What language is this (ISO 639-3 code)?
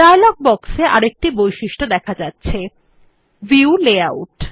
ben